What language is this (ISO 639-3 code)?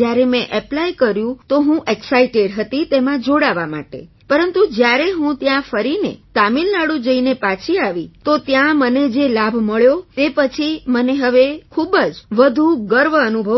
guj